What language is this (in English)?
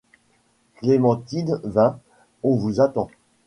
French